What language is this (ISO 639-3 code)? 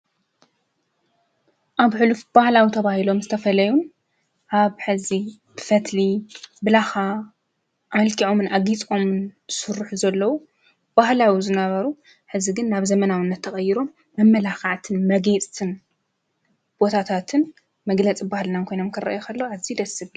tir